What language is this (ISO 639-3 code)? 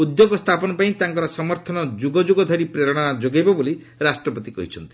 ori